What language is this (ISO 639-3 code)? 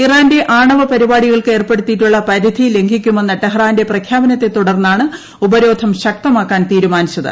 mal